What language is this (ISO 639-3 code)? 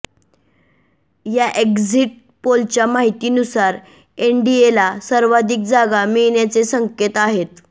mar